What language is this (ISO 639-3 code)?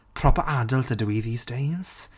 cym